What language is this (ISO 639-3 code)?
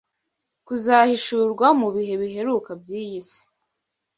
kin